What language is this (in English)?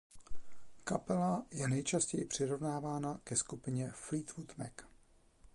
Czech